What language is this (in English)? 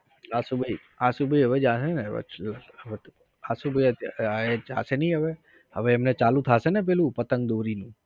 Gujarati